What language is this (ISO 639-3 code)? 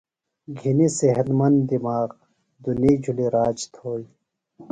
phl